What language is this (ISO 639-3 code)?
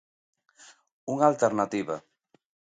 glg